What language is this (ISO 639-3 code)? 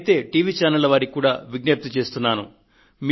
tel